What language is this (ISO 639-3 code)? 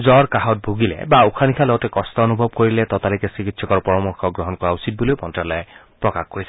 asm